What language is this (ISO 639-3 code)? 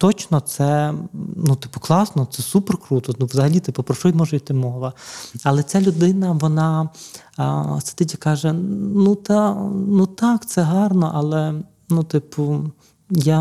ukr